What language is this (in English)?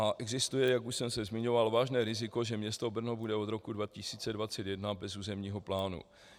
Czech